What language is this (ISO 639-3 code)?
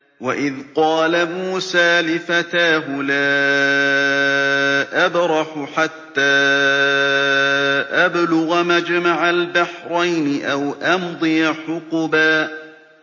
ara